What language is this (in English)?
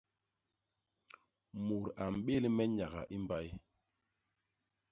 Basaa